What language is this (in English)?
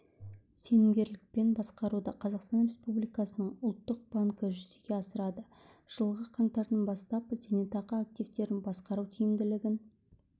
Kazakh